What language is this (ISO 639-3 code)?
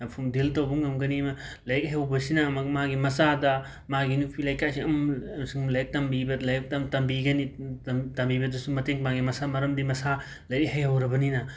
mni